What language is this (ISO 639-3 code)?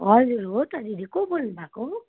nep